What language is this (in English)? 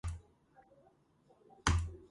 Georgian